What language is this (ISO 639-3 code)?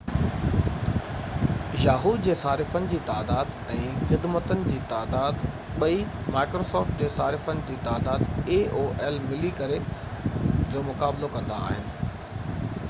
snd